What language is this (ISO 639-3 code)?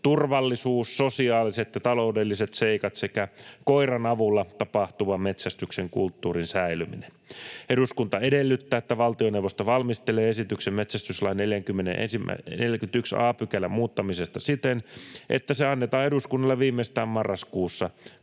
fin